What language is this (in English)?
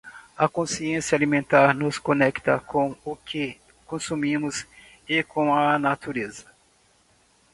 Portuguese